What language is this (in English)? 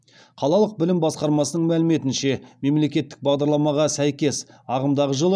Kazakh